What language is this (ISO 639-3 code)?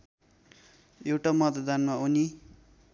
nep